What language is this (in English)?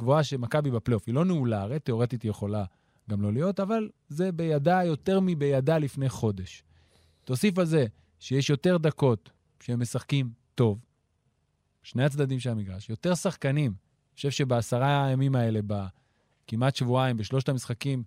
Hebrew